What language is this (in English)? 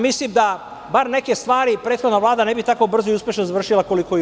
Serbian